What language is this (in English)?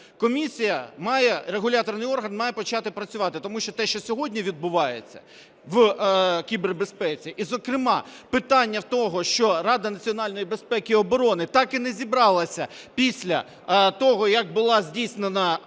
Ukrainian